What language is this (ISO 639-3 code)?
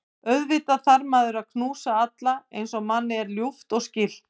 isl